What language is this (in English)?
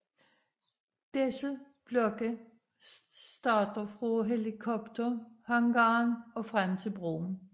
Danish